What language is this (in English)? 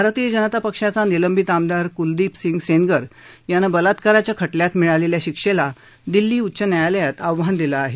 Marathi